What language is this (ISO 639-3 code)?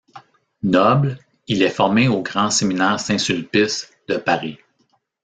fra